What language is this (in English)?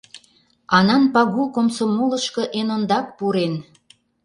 Mari